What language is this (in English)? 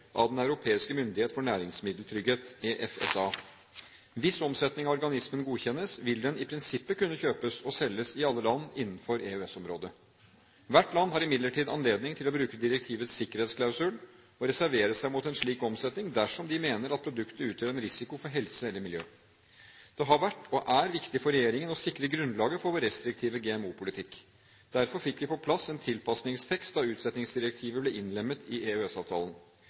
Norwegian Bokmål